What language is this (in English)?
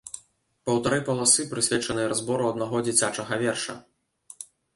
Belarusian